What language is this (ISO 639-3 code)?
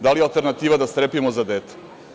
srp